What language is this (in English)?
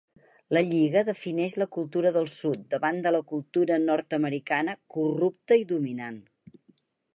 Catalan